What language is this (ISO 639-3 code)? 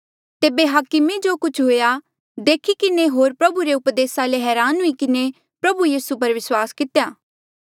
mjl